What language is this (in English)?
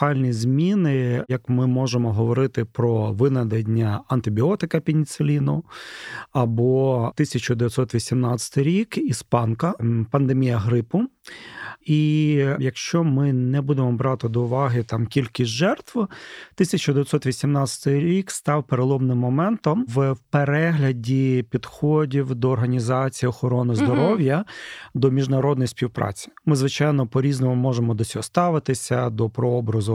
Ukrainian